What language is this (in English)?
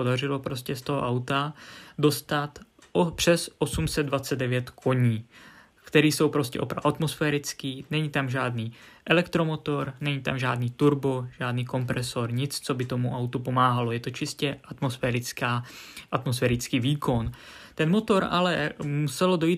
Czech